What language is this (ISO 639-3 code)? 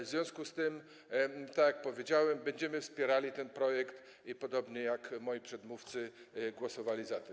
pol